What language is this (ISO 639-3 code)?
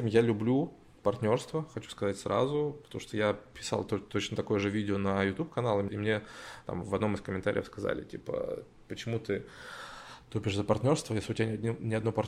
rus